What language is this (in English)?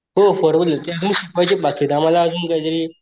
Marathi